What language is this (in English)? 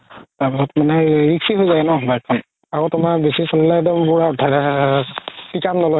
Assamese